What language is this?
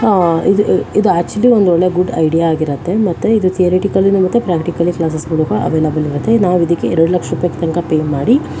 Kannada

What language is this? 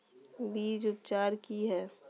Magahi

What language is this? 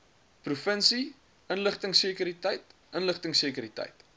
Afrikaans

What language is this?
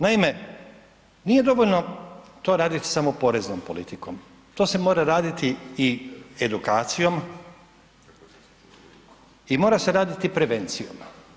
Croatian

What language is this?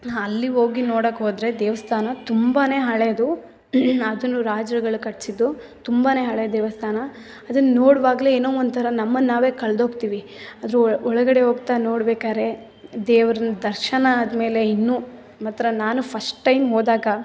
Kannada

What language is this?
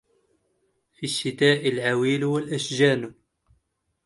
Arabic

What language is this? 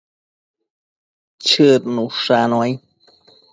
Matsés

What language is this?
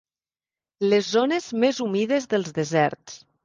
Catalan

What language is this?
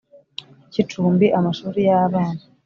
Kinyarwanda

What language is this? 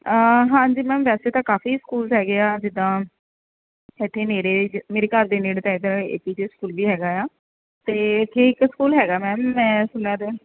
Punjabi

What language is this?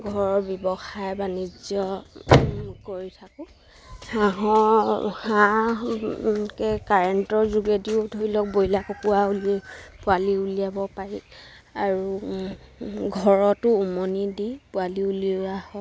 Assamese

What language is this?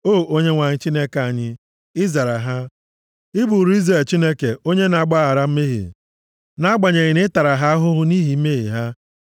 Igbo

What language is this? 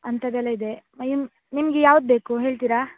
Kannada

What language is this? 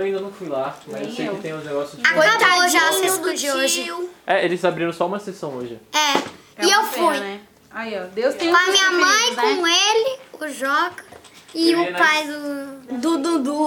Portuguese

